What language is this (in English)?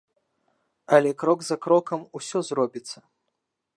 Belarusian